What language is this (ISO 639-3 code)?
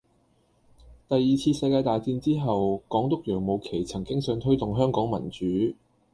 yue